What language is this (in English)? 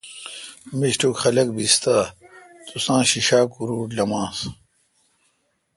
Kalkoti